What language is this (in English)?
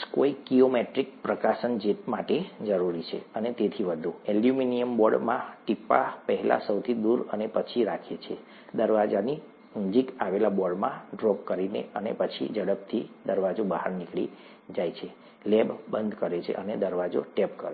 Gujarati